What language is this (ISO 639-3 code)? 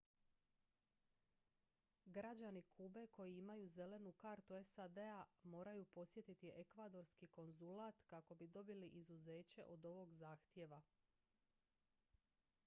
hrv